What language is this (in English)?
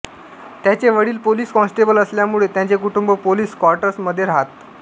Marathi